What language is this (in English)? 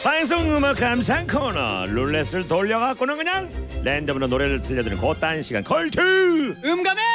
Korean